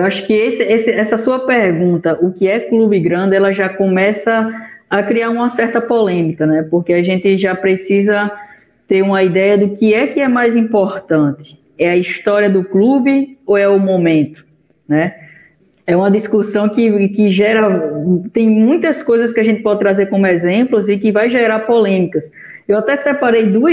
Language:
Portuguese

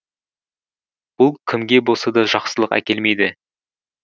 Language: Kazakh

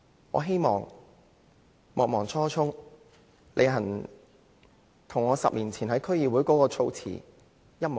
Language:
Cantonese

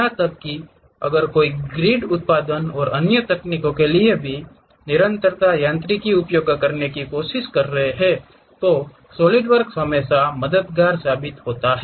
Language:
Hindi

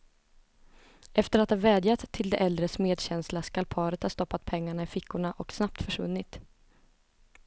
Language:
Swedish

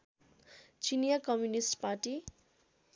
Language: Nepali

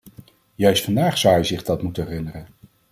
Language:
Dutch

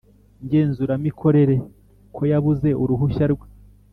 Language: Kinyarwanda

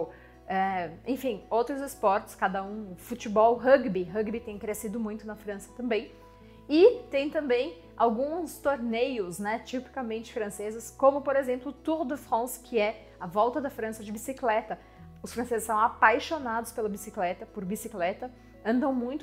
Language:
Portuguese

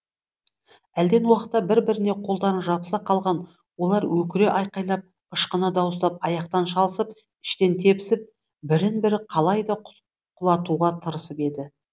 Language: Kazakh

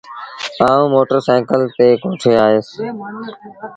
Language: Sindhi Bhil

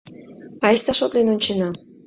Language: Mari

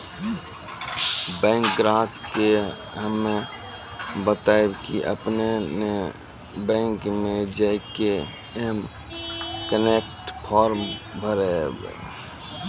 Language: Maithili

